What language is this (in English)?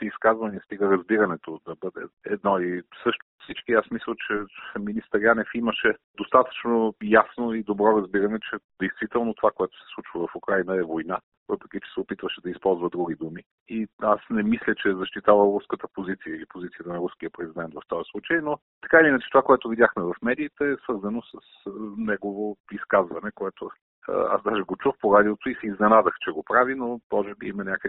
Bulgarian